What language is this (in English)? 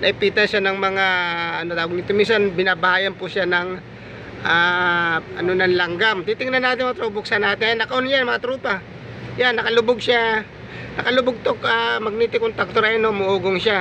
Filipino